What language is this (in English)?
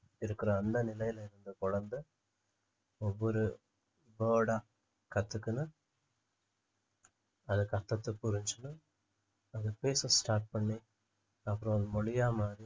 Tamil